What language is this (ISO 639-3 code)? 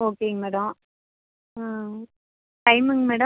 tam